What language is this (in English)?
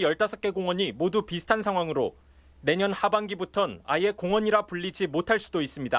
Korean